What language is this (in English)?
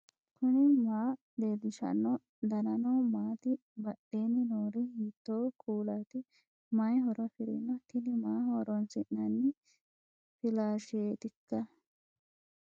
Sidamo